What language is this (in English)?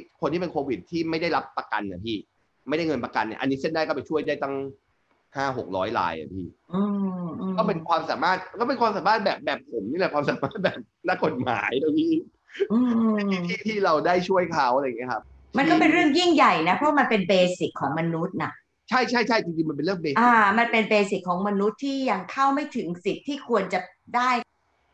Thai